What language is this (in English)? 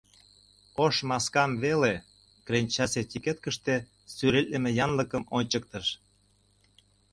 Mari